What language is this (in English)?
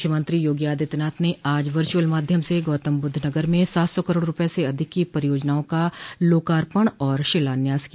Hindi